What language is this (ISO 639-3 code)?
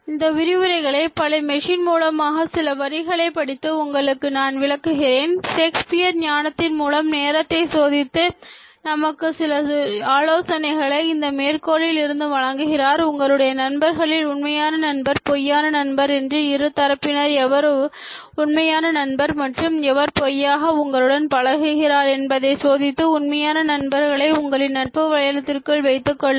tam